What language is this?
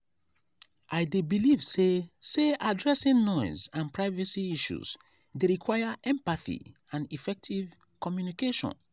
Nigerian Pidgin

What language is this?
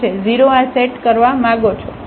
Gujarati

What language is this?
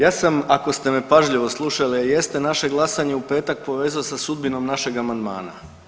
Croatian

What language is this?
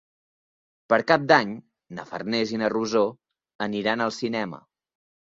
Catalan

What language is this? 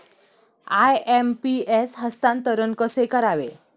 Marathi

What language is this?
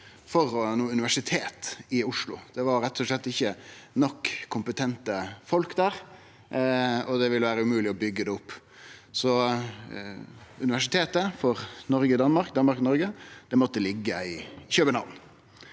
Norwegian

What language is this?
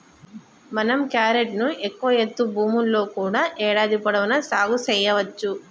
Telugu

